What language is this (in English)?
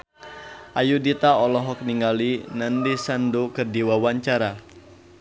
Sundanese